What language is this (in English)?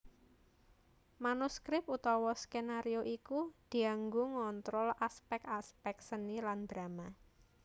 Javanese